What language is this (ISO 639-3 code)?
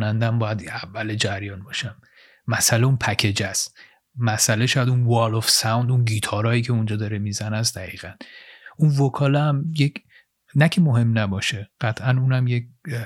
fas